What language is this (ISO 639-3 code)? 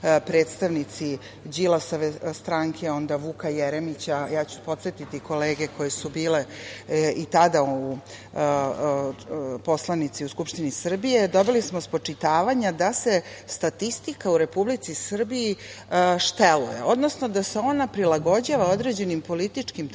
srp